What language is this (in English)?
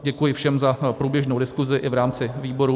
Czech